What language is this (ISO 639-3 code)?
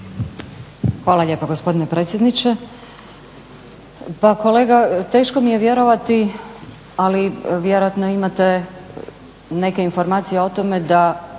hrv